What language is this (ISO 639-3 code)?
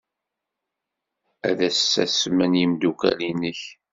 kab